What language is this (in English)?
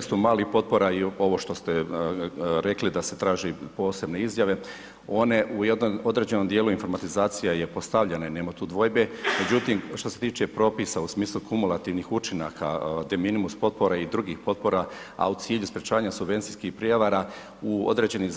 Croatian